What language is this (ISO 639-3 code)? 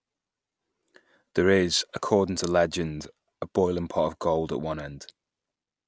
eng